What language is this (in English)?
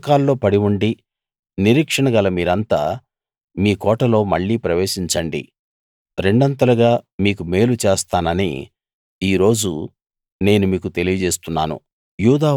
Telugu